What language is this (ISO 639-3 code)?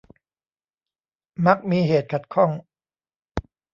tha